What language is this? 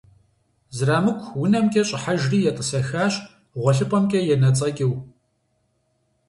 Kabardian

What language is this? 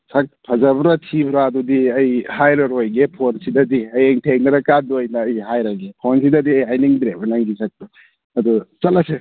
Manipuri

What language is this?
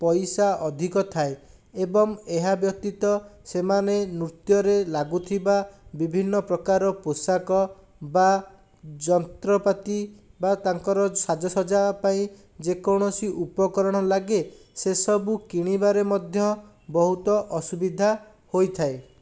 Odia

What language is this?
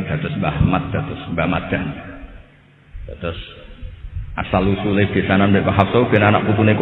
Indonesian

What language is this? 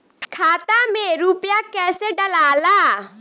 Bhojpuri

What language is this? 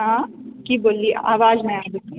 Maithili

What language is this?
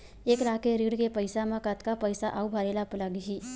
Chhattisgarhi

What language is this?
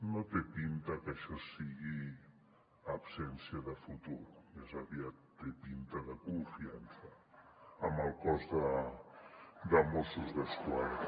Catalan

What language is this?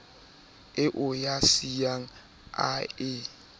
Southern Sotho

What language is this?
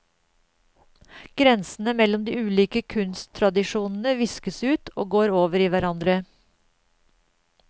Norwegian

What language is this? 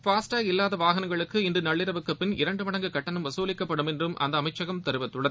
Tamil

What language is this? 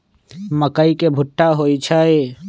Magahi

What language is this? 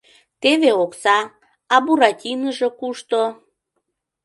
Mari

